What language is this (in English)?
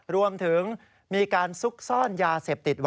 Thai